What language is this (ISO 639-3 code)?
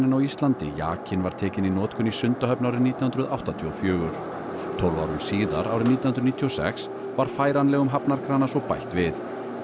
isl